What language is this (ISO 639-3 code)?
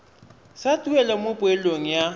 tsn